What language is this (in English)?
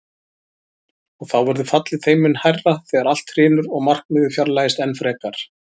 Icelandic